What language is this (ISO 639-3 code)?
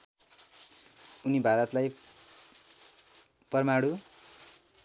nep